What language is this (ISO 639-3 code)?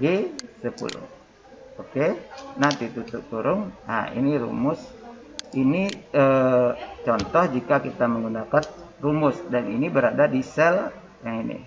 ind